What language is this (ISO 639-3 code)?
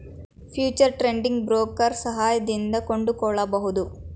kan